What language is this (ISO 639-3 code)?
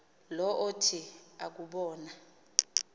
xho